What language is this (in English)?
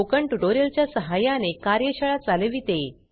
Marathi